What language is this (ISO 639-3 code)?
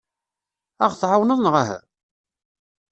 kab